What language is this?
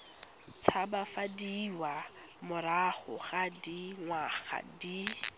Tswana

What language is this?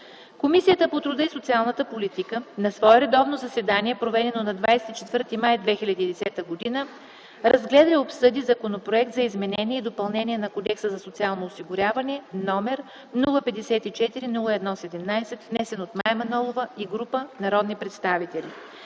Bulgarian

